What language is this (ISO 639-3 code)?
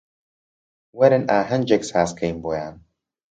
ckb